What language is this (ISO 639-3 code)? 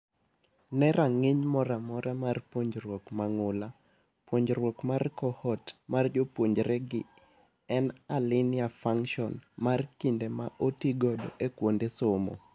luo